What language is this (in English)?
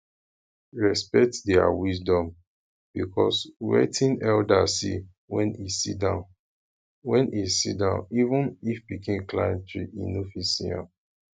Nigerian Pidgin